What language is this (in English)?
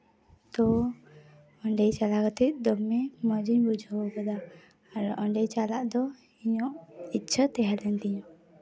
Santali